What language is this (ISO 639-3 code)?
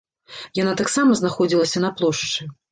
bel